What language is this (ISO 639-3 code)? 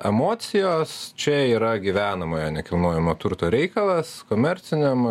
lit